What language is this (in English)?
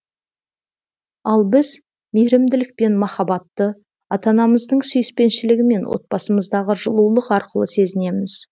Kazakh